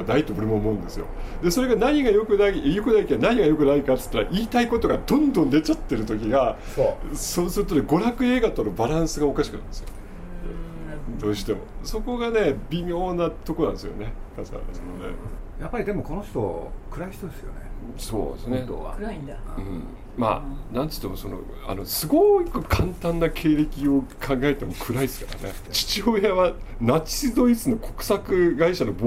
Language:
Japanese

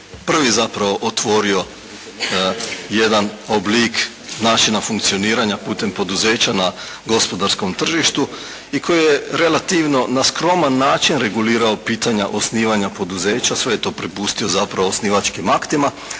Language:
Croatian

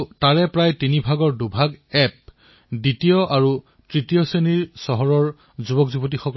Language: Assamese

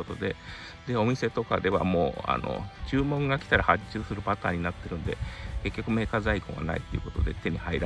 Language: Japanese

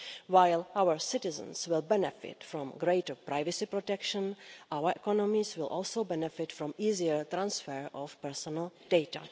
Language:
English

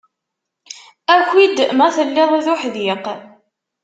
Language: Kabyle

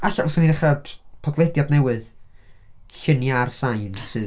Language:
Welsh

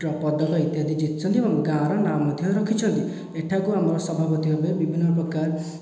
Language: Odia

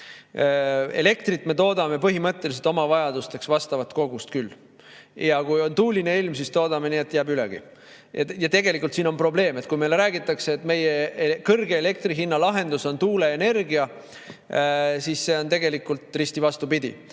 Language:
Estonian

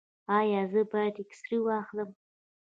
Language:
Pashto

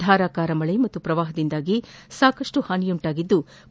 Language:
Kannada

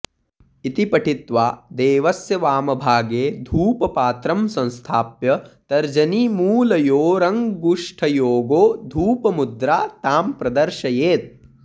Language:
Sanskrit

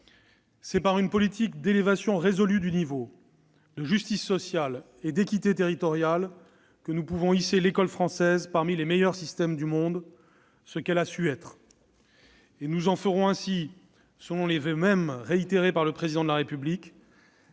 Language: French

